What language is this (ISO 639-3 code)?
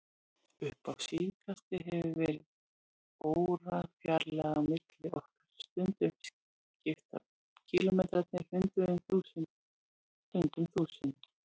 isl